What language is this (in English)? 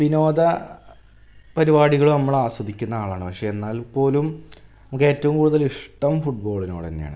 Malayalam